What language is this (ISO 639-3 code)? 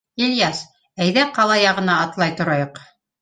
bak